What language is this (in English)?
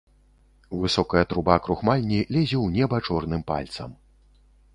Belarusian